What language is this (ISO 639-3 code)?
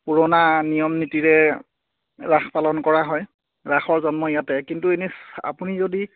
asm